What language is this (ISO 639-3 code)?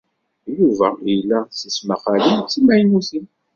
kab